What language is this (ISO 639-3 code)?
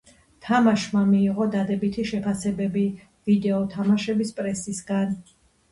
kat